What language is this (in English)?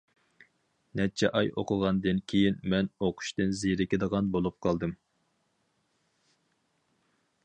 Uyghur